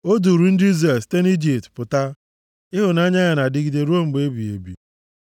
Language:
Igbo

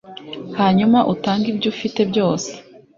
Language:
Kinyarwanda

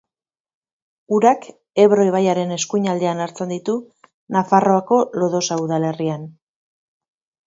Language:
Basque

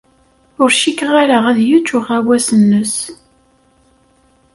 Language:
Kabyle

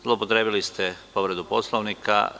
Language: Serbian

